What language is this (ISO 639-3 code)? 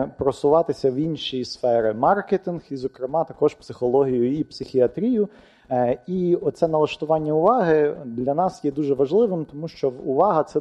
ukr